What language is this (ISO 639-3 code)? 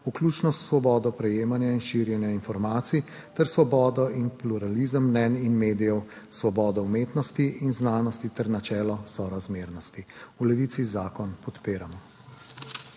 slv